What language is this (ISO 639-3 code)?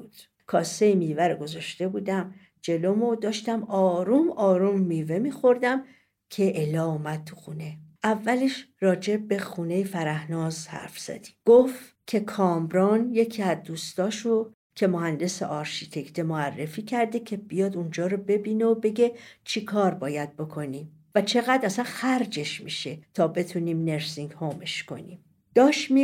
fas